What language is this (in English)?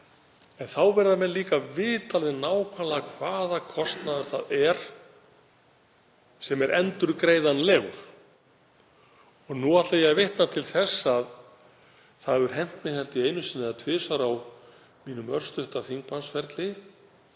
Icelandic